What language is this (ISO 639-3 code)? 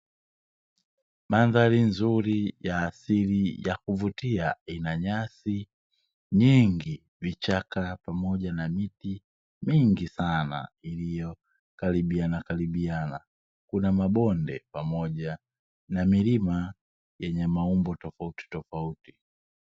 swa